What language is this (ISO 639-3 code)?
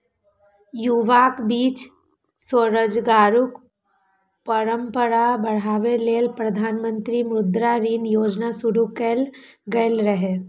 mai